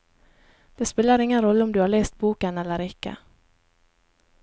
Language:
Norwegian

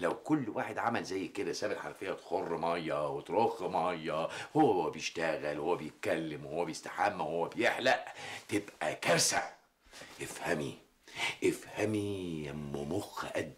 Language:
Arabic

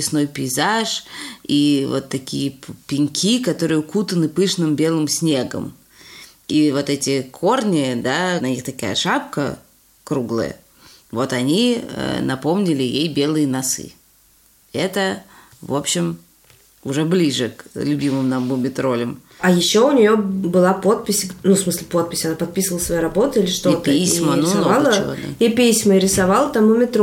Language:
Russian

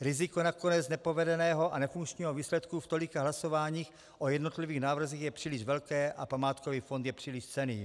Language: Czech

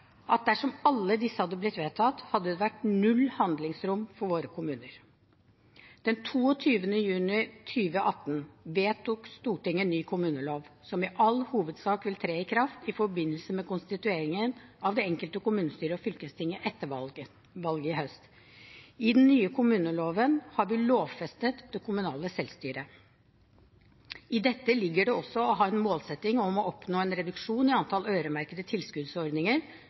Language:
Norwegian Bokmål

